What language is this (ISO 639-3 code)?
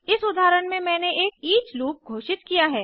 hin